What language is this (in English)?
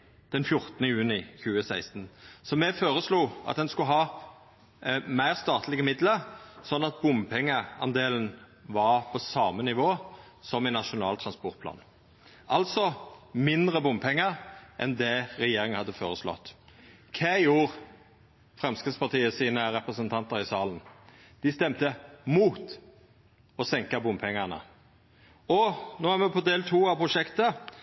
Norwegian Nynorsk